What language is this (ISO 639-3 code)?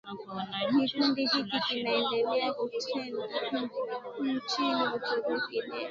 swa